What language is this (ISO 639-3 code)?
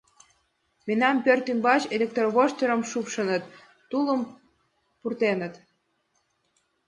chm